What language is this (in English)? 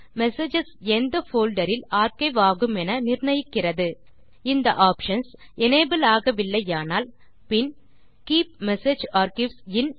Tamil